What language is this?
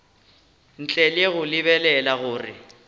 Northern Sotho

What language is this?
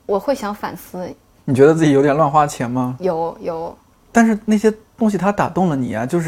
Chinese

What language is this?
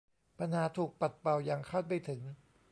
Thai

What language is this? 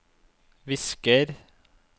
Norwegian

